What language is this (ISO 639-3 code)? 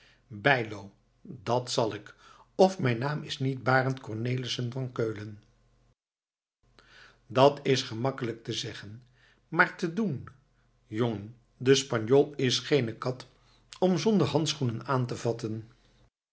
nld